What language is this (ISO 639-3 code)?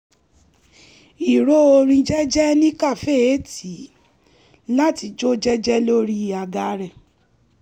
yor